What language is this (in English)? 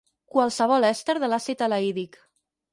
Catalan